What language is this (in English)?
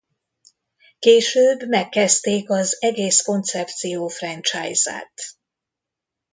Hungarian